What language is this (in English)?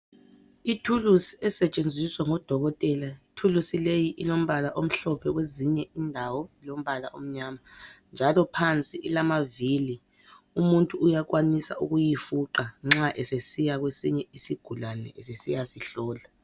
North Ndebele